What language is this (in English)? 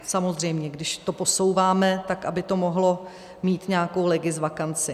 Czech